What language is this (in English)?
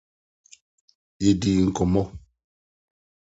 Akan